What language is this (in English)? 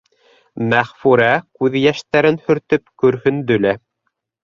Bashkir